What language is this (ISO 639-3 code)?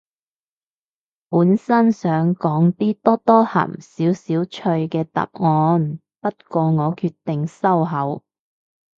yue